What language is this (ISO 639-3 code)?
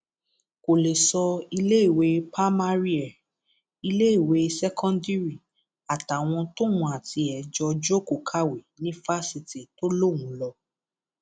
yor